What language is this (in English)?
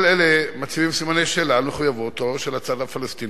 Hebrew